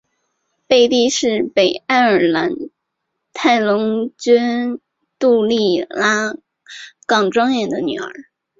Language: Chinese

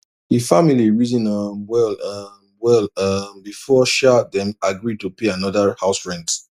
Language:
Nigerian Pidgin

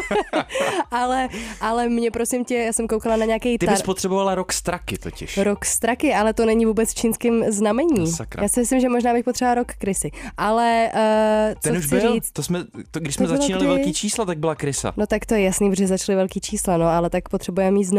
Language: Czech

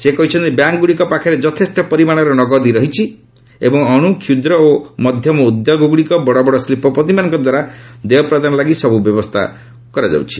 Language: Odia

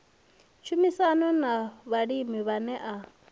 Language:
Venda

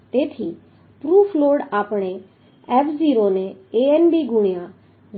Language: Gujarati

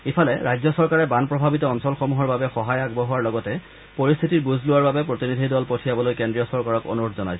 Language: Assamese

